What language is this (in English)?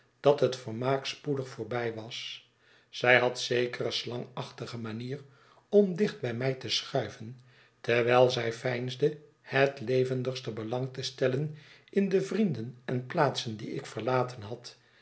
Dutch